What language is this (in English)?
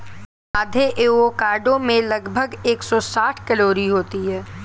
Hindi